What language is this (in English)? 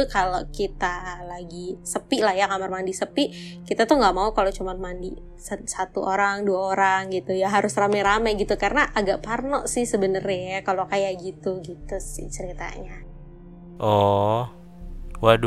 Indonesian